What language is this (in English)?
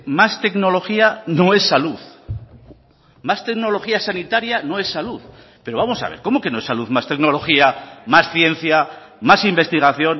Spanish